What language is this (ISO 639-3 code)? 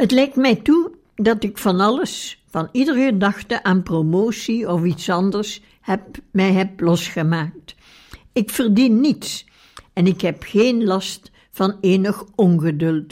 nld